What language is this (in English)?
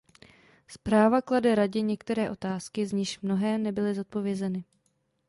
Czech